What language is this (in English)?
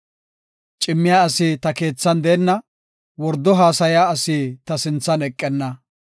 Gofa